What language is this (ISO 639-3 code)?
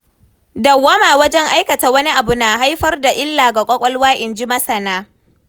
hau